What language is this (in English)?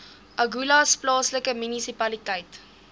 Afrikaans